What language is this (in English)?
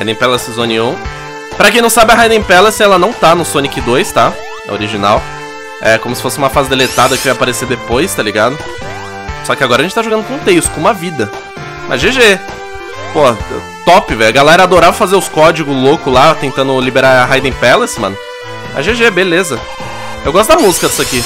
Portuguese